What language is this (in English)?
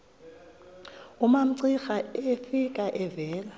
Xhosa